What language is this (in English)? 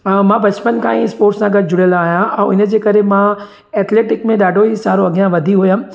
Sindhi